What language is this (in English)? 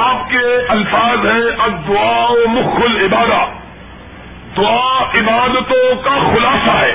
Urdu